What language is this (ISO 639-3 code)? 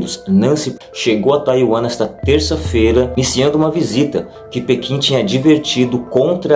por